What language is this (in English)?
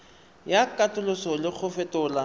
Tswana